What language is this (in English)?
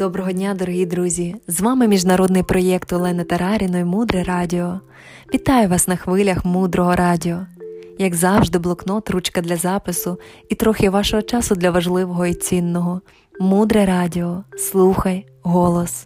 Ukrainian